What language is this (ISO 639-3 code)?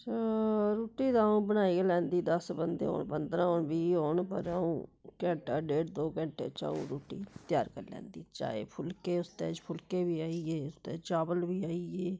doi